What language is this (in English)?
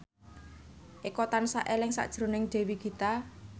Javanese